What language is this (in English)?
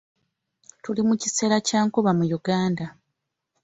Ganda